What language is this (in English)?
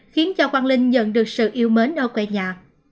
Vietnamese